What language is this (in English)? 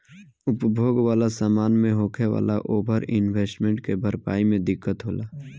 Bhojpuri